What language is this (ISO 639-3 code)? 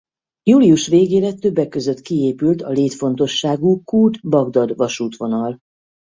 hun